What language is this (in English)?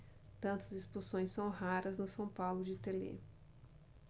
Portuguese